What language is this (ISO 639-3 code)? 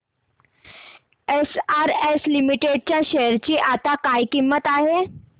mar